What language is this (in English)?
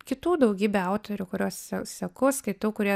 Lithuanian